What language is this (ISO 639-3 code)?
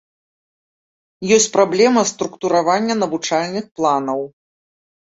bel